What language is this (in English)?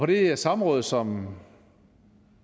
Danish